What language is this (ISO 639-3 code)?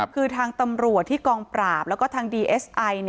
tha